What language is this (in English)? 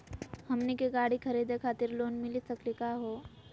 Magahi